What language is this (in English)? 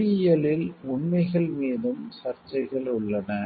Tamil